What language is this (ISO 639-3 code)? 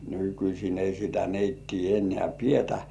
fin